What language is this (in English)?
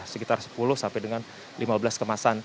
Indonesian